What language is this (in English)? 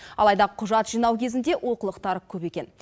Kazakh